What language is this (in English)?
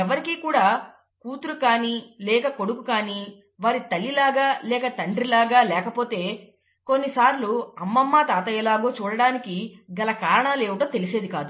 Telugu